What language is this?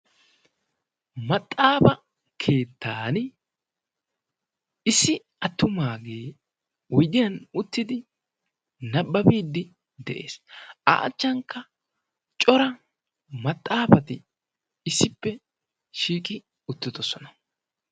Wolaytta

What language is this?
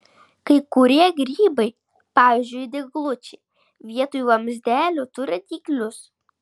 Lithuanian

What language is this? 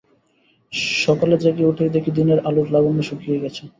Bangla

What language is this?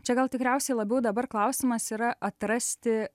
Lithuanian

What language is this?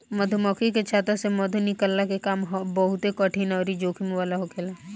Bhojpuri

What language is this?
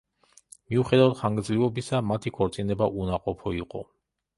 Georgian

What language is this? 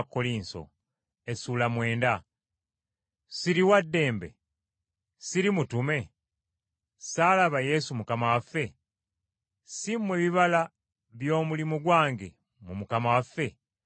Ganda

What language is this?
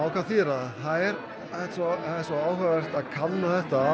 Icelandic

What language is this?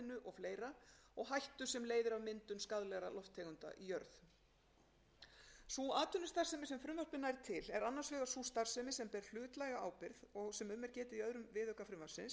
Icelandic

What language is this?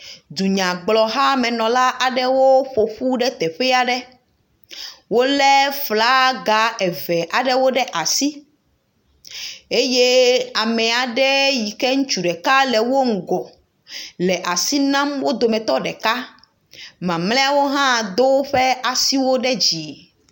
Ewe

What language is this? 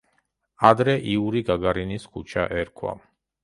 Georgian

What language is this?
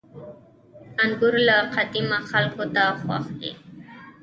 Pashto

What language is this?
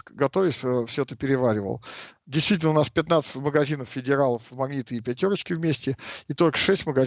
Russian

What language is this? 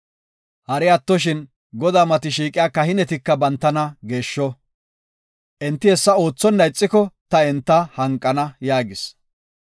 Gofa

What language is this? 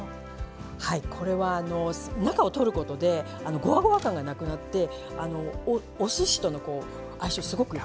Japanese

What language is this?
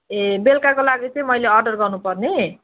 Nepali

